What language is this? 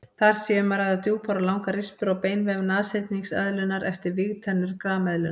Icelandic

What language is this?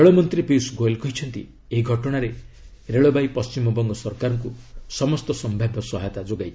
Odia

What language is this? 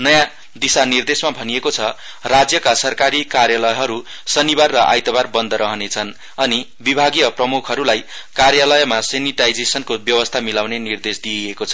Nepali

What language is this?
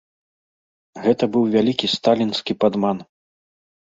Belarusian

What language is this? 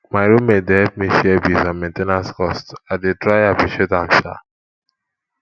Nigerian Pidgin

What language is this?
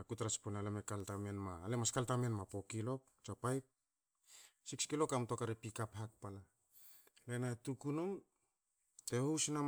Hakö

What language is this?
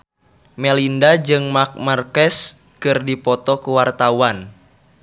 Sundanese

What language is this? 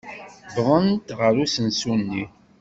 Kabyle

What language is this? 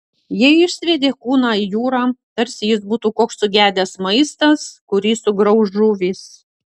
Lithuanian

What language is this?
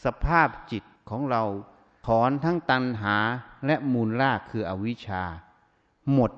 Thai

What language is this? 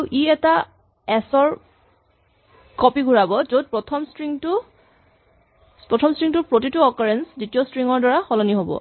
Assamese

